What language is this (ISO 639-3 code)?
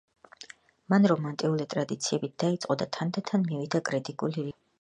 kat